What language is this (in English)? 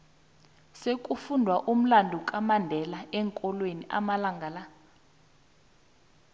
South Ndebele